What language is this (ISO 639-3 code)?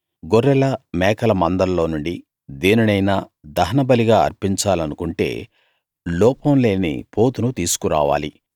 tel